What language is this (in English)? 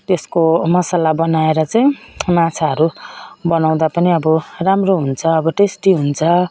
Nepali